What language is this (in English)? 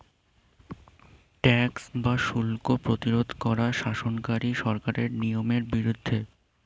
Bangla